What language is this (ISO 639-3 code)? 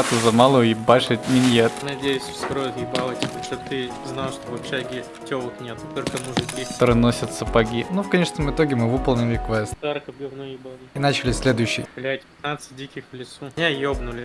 rus